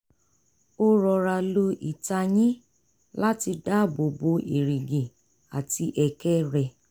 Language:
Yoruba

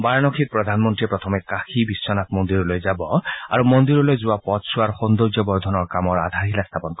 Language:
Assamese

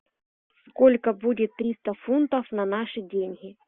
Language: Russian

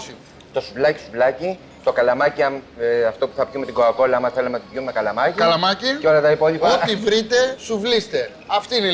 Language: Greek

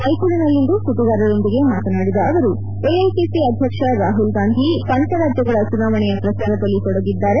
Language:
Kannada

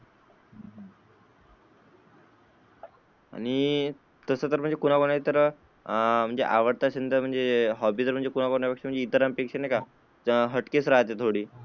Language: Marathi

